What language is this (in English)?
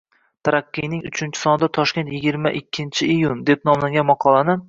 Uzbek